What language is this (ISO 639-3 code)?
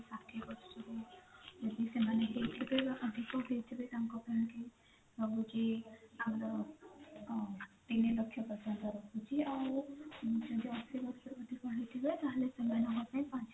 ori